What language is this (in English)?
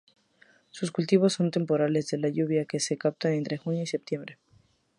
Spanish